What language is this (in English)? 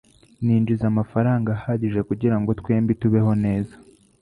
Kinyarwanda